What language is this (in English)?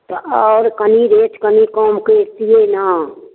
Maithili